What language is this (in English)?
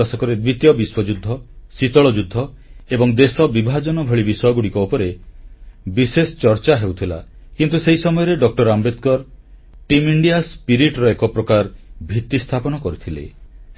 Odia